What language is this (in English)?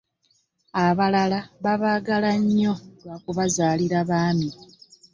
Ganda